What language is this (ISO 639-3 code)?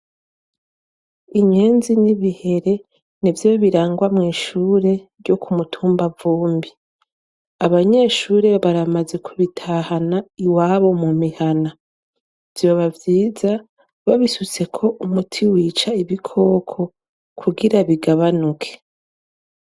run